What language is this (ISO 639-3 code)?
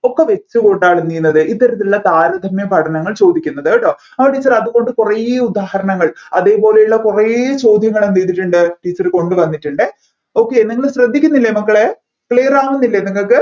mal